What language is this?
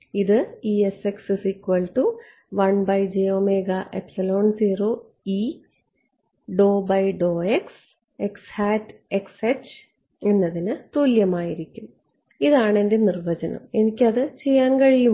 Malayalam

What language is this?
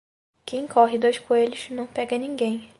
Portuguese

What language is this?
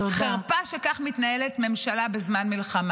Hebrew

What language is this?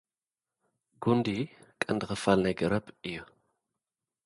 Tigrinya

